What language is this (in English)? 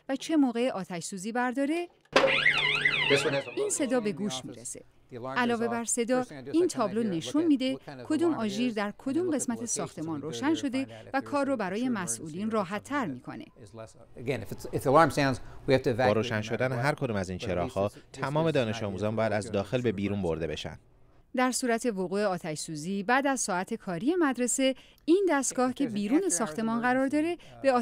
Persian